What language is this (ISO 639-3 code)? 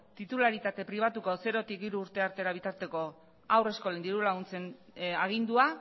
eus